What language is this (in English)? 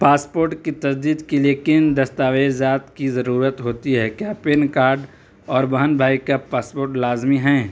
Urdu